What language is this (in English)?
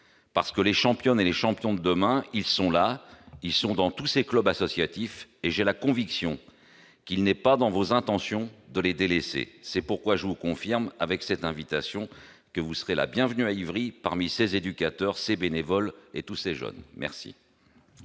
French